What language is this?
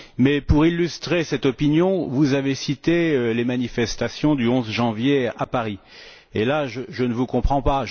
French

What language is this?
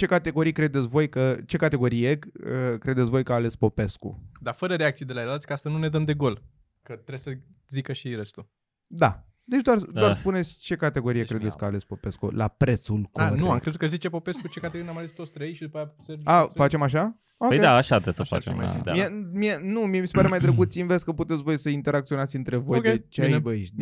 Romanian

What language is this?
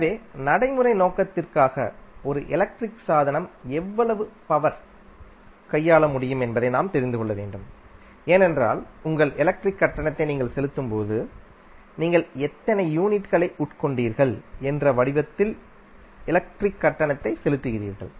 Tamil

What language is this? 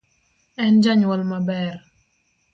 Luo (Kenya and Tanzania)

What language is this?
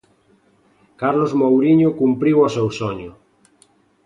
Galician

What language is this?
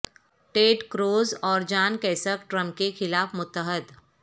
Urdu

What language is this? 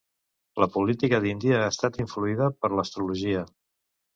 Catalan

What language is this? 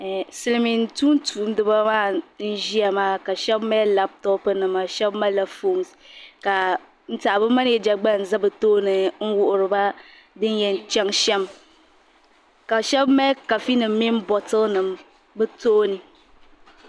Dagbani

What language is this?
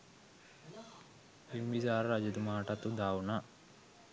Sinhala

